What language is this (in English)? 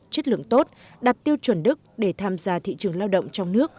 Vietnamese